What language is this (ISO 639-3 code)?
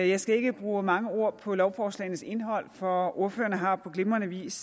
dan